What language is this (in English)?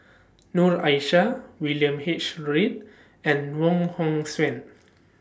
English